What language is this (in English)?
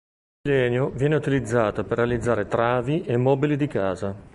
Italian